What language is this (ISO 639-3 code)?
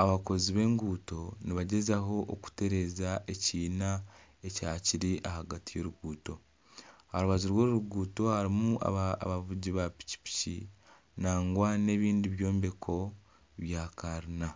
nyn